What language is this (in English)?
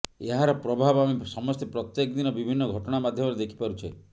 Odia